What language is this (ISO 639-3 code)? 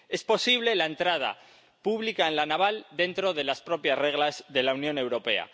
spa